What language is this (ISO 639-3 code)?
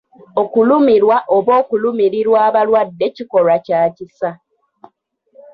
lug